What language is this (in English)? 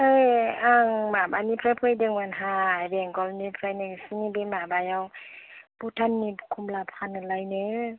Bodo